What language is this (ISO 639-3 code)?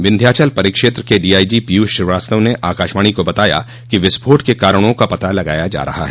hin